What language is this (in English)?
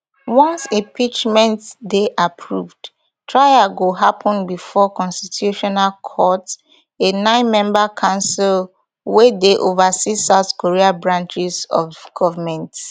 Nigerian Pidgin